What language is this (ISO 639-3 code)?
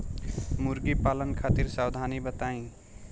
bho